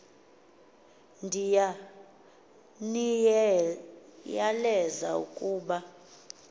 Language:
Xhosa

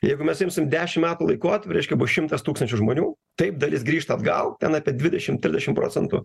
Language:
Lithuanian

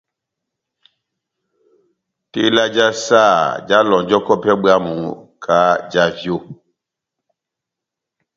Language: Batanga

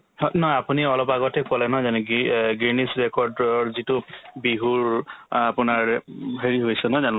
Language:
Assamese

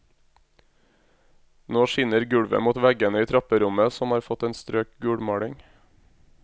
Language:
Norwegian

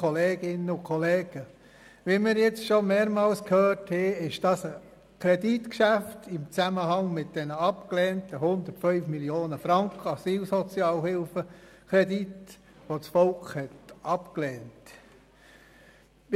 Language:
Swiss German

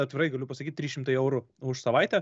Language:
Lithuanian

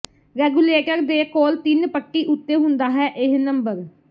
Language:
Punjabi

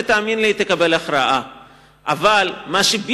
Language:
Hebrew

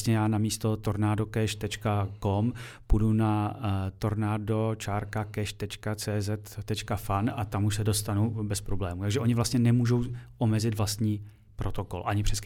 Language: Czech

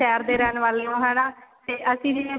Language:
Punjabi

